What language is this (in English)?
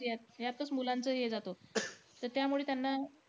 Marathi